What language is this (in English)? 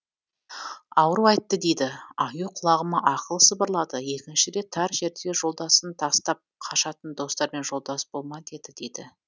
Kazakh